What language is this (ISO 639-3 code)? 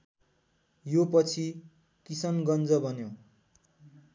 nep